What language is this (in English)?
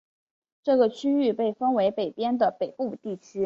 Chinese